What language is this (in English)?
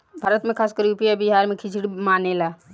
Bhojpuri